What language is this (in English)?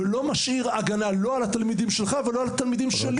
Hebrew